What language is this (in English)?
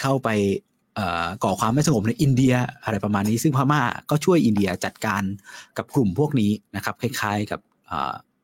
Thai